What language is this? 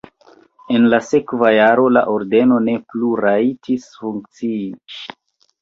Esperanto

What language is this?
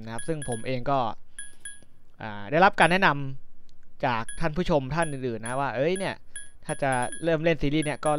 Thai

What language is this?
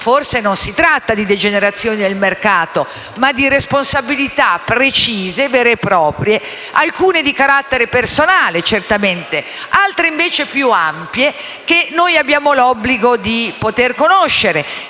Italian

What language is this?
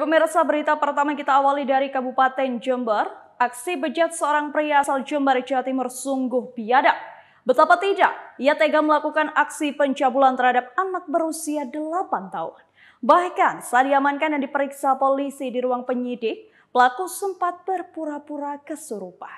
Indonesian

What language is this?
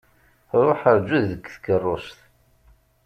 Kabyle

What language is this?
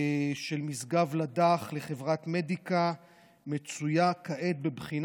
Hebrew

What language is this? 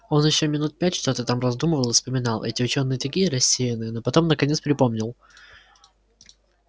Russian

